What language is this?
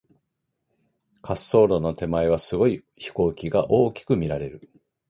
Japanese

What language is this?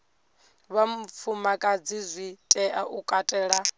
Venda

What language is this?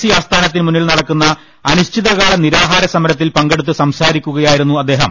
Malayalam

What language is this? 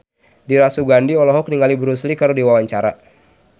Sundanese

